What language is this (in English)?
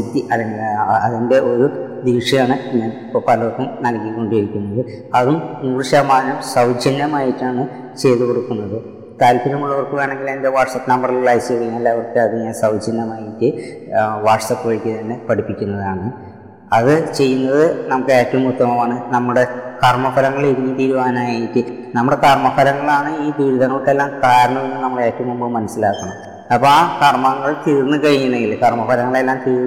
Malayalam